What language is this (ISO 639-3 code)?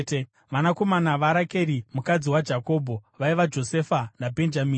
sna